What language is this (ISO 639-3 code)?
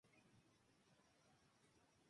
spa